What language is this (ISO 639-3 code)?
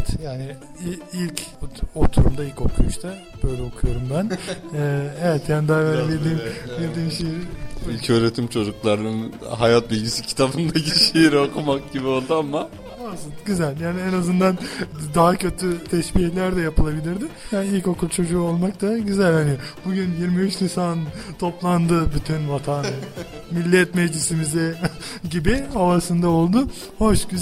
tur